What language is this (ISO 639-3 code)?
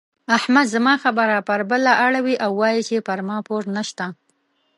pus